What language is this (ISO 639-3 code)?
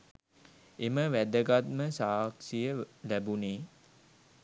sin